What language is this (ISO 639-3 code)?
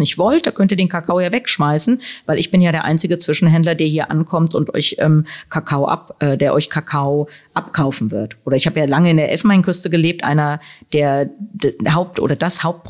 deu